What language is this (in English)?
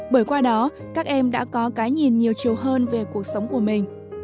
Vietnamese